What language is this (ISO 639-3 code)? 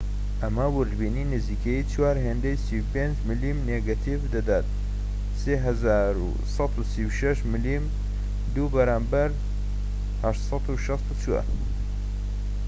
ckb